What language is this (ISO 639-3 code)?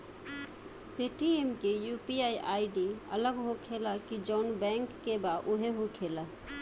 bho